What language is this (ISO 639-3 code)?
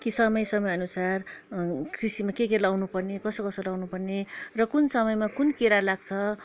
nep